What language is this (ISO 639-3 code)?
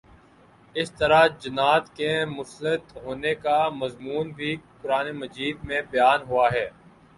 urd